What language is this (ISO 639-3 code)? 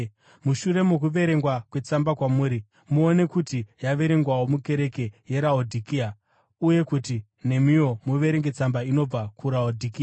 sna